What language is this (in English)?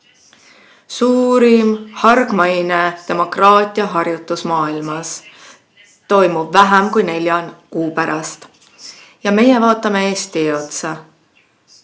Estonian